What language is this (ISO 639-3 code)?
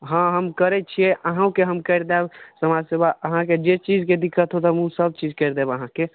mai